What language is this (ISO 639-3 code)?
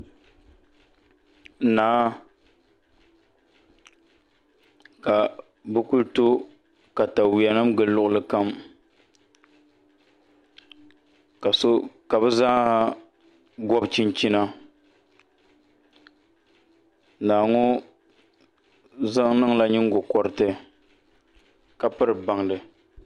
dag